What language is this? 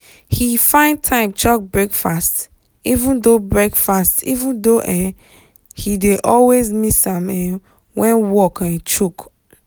Nigerian Pidgin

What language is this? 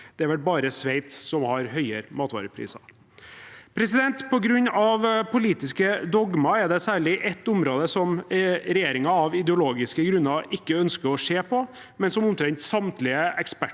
Norwegian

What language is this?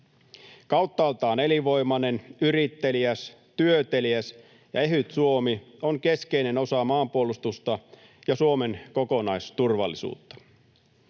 Finnish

